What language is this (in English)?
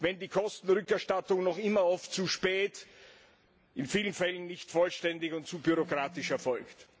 German